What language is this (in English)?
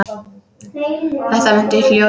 Icelandic